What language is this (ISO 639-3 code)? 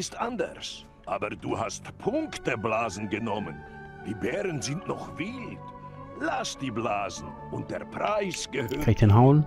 deu